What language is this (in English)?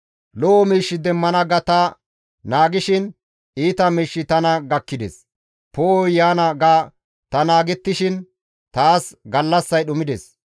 Gamo